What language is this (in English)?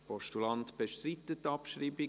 Swiss German